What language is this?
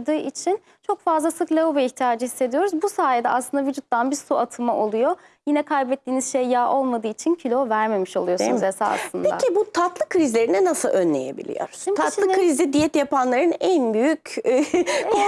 Turkish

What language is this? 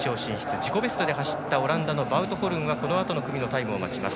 Japanese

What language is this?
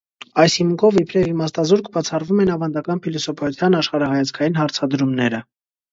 Armenian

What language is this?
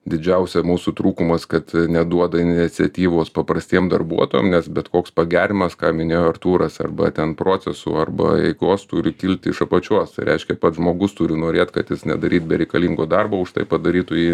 Lithuanian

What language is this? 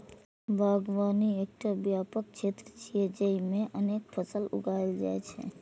Maithili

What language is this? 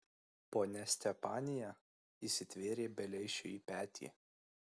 Lithuanian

